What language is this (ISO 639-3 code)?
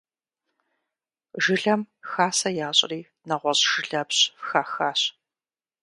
kbd